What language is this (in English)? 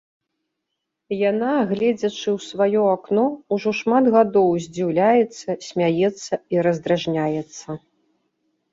Belarusian